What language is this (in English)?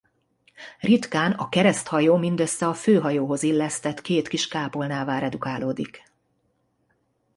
Hungarian